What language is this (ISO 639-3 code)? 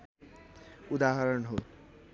nep